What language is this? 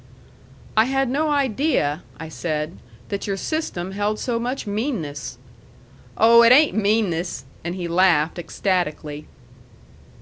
English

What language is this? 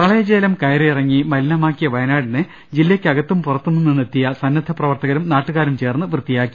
Malayalam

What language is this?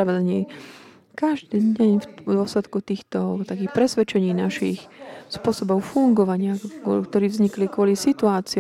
Slovak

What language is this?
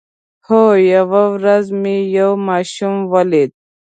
Pashto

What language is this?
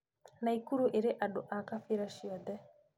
Kikuyu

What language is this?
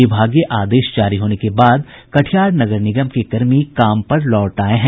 Hindi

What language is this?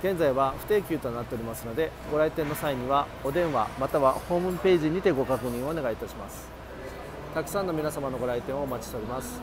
Japanese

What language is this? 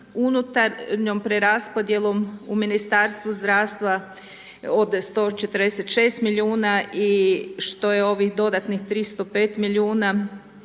Croatian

